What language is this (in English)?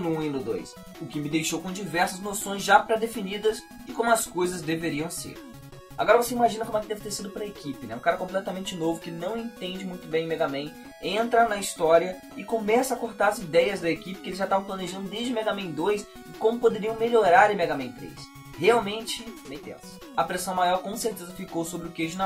Portuguese